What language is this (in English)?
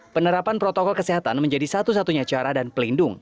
Indonesian